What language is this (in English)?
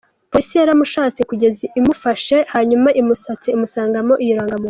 Kinyarwanda